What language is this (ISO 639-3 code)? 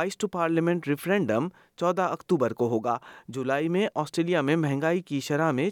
urd